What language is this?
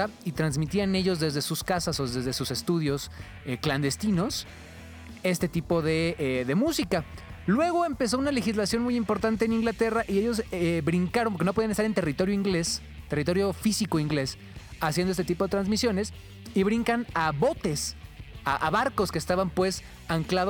Spanish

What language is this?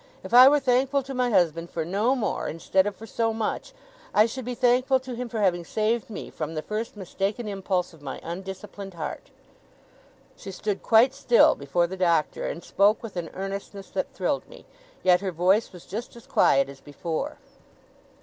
English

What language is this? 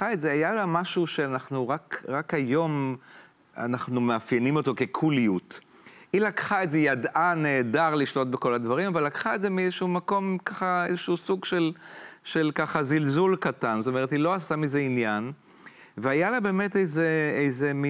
Hebrew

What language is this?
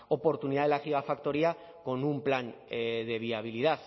Spanish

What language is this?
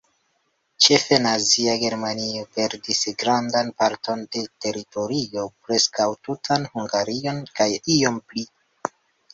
Esperanto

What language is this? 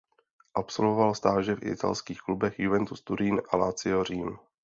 Czech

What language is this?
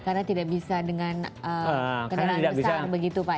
Indonesian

